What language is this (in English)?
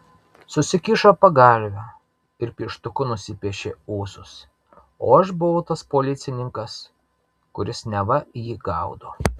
Lithuanian